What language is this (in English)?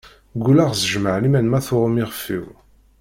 Kabyle